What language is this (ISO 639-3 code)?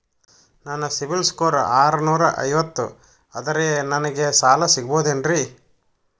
kan